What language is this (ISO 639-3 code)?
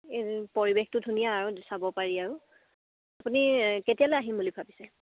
asm